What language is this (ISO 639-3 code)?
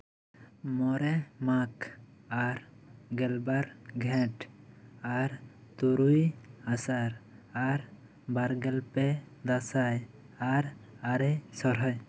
sat